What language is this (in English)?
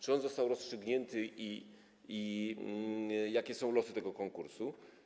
Polish